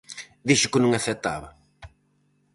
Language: Galician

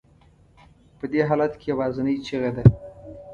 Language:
Pashto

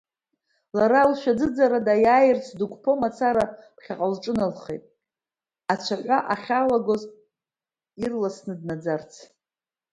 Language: Abkhazian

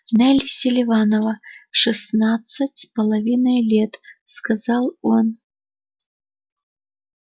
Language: Russian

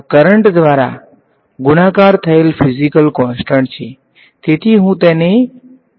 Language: Gujarati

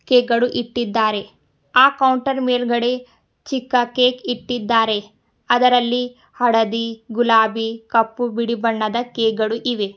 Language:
Kannada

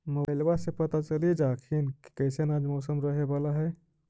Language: Magahi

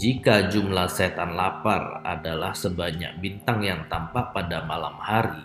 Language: Indonesian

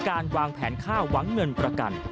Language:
Thai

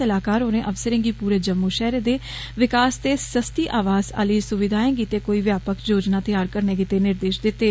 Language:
Dogri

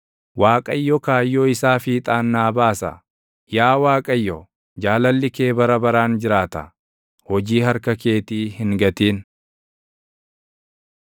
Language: Oromo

